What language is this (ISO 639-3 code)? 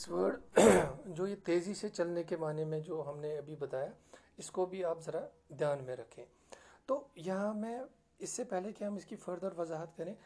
urd